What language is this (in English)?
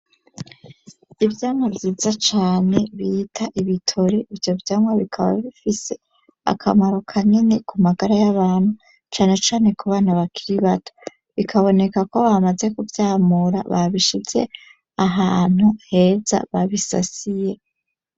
Rundi